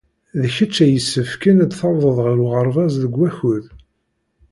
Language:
Kabyle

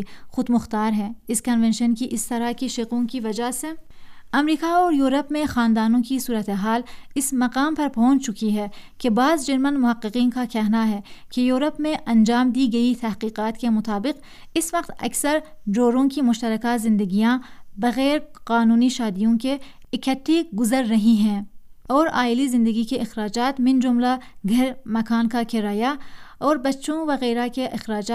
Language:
Urdu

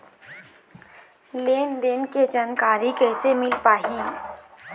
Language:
Chhattisgarhi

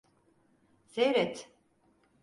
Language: Turkish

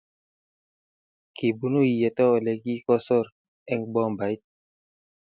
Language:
Kalenjin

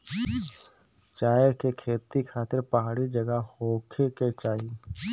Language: Bhojpuri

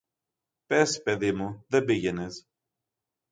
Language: Greek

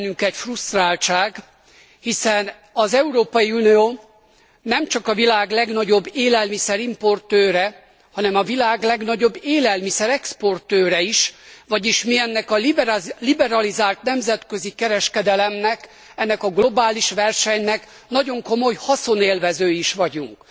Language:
Hungarian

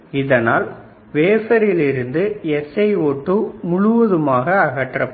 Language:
Tamil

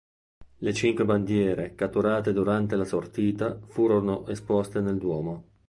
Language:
Italian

